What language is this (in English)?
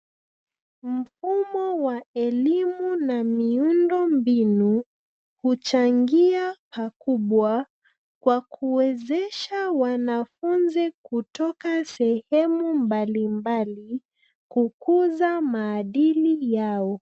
Swahili